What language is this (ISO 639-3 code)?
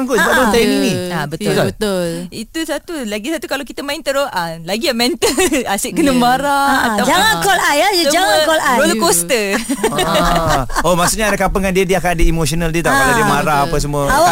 msa